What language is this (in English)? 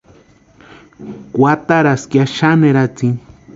Western Highland Purepecha